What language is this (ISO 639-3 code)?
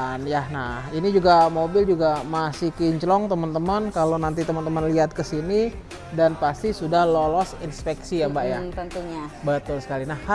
ind